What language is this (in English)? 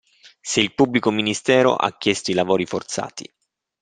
Italian